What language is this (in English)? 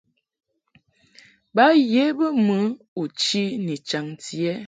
Mungaka